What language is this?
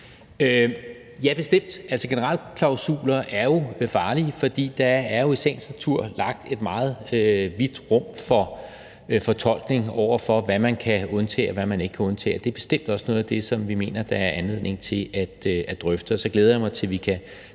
Danish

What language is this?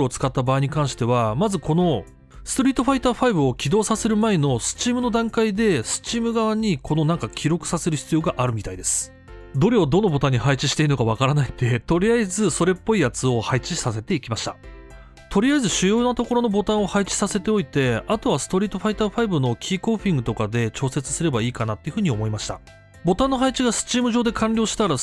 Japanese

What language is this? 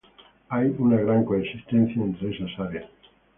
Spanish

